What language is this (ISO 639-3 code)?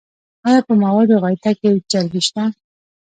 pus